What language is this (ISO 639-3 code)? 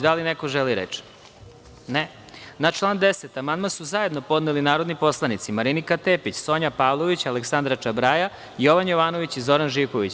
srp